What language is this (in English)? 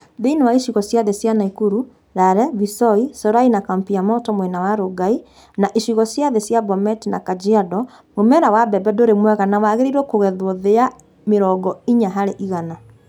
Kikuyu